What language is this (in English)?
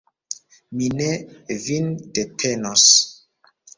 Esperanto